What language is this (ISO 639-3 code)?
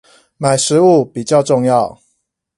zho